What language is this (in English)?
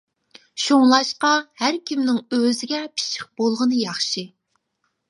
Uyghur